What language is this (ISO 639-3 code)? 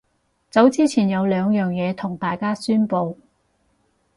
yue